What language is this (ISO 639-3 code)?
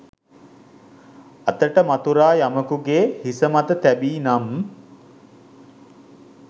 sin